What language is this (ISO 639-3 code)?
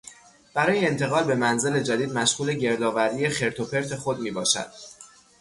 fas